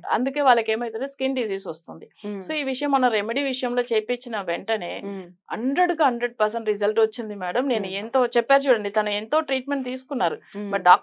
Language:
Telugu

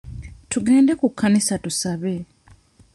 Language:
Ganda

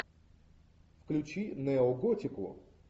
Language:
Russian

